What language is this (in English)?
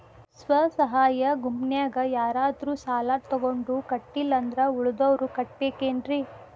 Kannada